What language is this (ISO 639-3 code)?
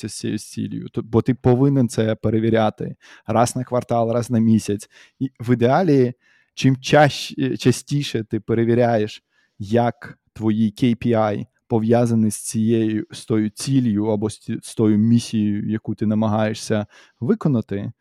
ukr